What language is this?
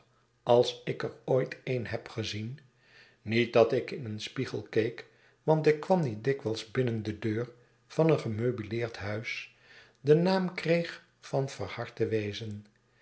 Dutch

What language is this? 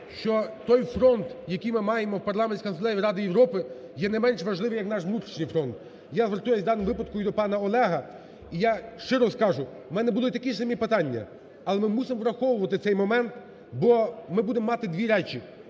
Ukrainian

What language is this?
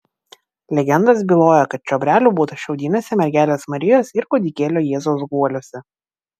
Lithuanian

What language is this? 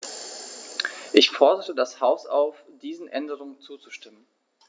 German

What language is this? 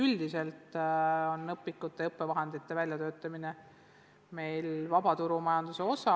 Estonian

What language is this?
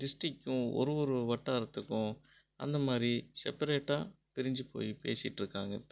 Tamil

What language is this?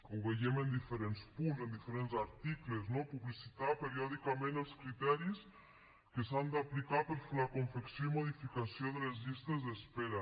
Catalan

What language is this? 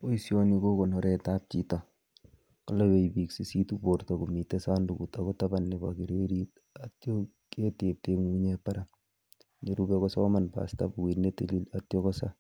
Kalenjin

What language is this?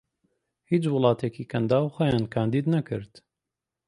Central Kurdish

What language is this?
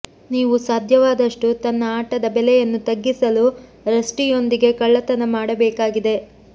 Kannada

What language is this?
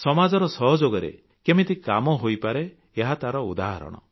Odia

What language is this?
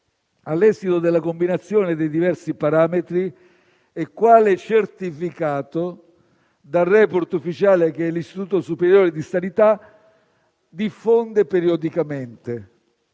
Italian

